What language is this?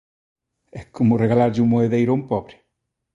Galician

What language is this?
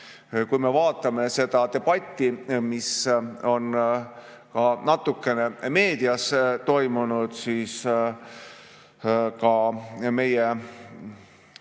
Estonian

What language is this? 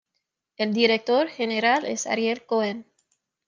Spanish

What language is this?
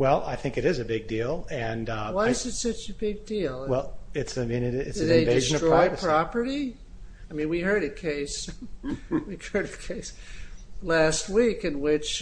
English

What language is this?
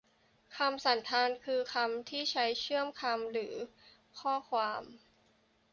Thai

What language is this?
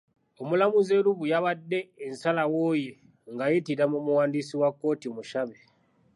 Ganda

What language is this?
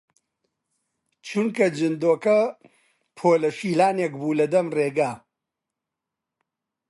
Central Kurdish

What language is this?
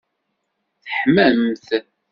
Kabyle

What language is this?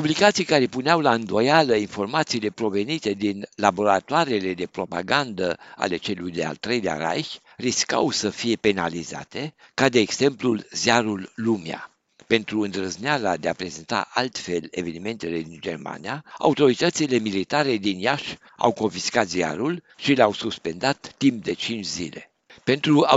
Romanian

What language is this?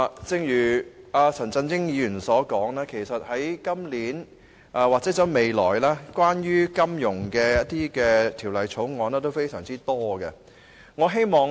Cantonese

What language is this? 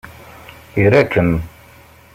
Kabyle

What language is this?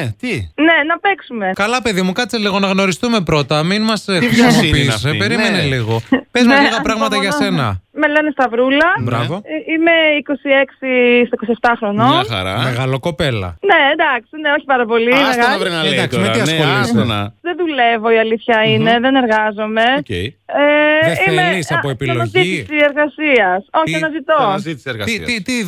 Greek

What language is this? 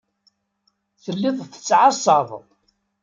Kabyle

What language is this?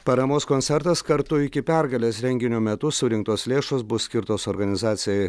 Lithuanian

